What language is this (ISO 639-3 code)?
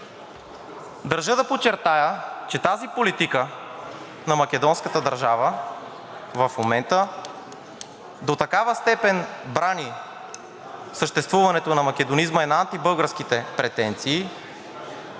bul